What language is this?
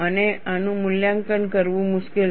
Gujarati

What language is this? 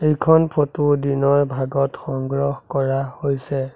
Assamese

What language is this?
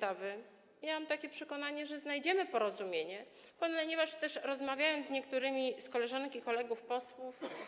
Polish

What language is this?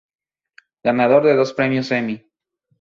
Spanish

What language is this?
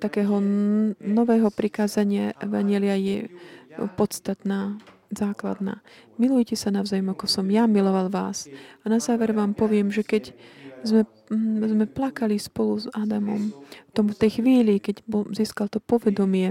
Slovak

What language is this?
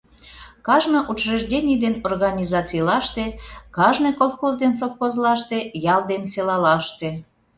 Mari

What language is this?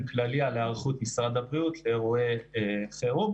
Hebrew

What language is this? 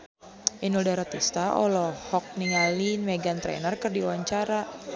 Sundanese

